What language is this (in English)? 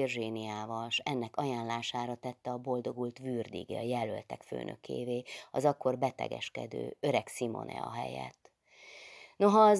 Hungarian